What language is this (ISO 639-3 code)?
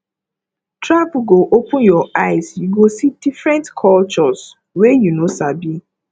pcm